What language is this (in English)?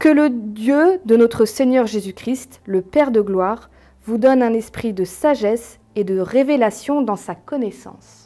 French